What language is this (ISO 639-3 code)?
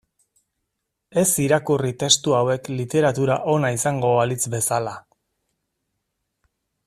eus